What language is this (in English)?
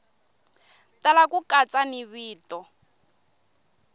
Tsonga